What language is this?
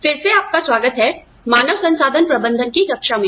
Hindi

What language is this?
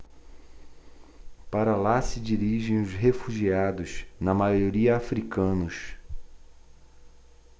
Portuguese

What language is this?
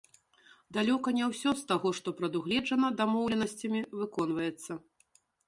Belarusian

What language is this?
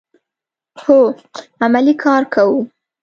Pashto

